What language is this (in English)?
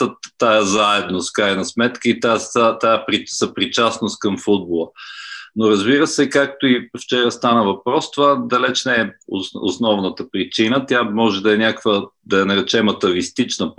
Bulgarian